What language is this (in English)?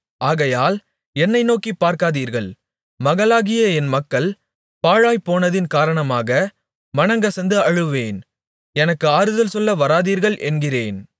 Tamil